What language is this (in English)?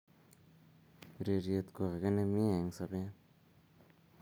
Kalenjin